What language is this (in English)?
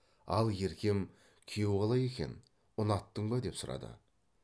Kazakh